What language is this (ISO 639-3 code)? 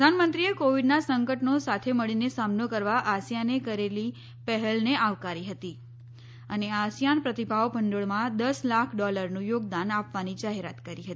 guj